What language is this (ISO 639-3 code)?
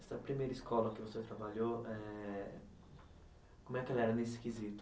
por